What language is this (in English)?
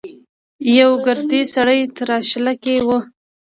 Pashto